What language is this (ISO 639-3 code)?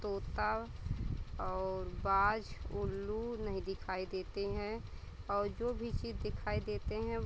hin